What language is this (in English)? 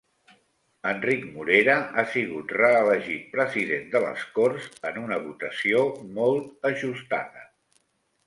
Catalan